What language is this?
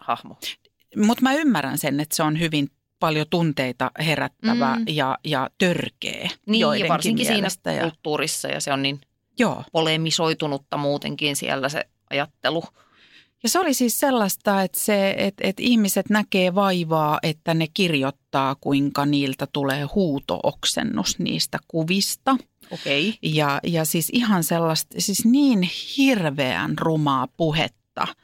Finnish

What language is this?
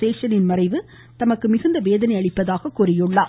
Tamil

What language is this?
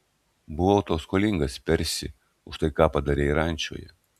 Lithuanian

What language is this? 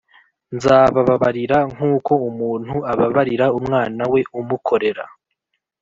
Kinyarwanda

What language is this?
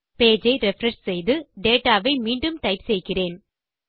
Tamil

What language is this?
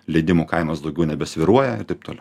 Lithuanian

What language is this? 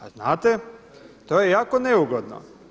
Croatian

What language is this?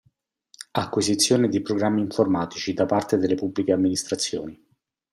Italian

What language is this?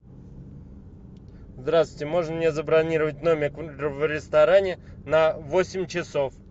Russian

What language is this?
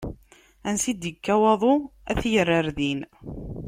Kabyle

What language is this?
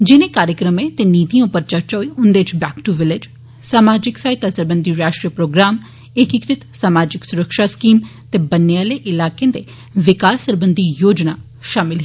Dogri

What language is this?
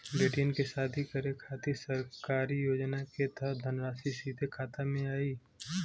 Bhojpuri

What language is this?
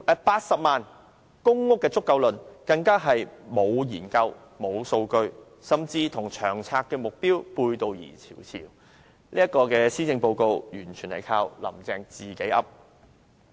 Cantonese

